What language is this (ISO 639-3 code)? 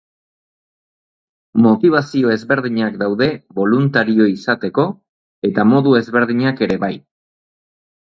eus